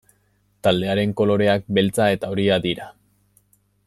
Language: Basque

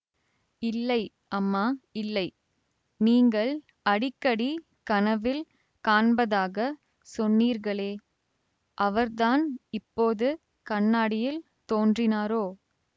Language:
Tamil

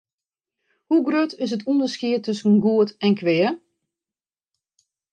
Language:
Western Frisian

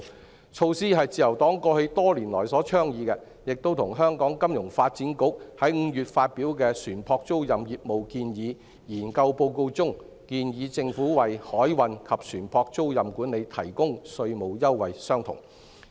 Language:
Cantonese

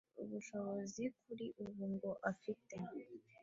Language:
Kinyarwanda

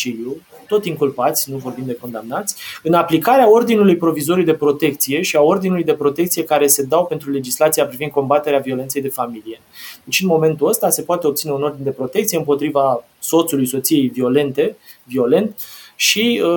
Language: Romanian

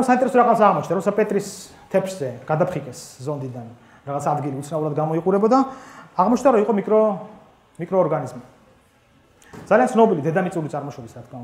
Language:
Romanian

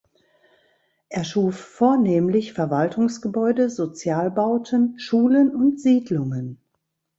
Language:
German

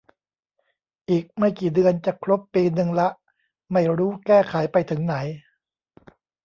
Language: Thai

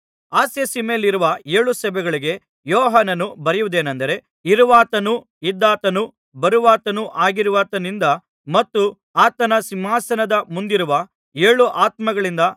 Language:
Kannada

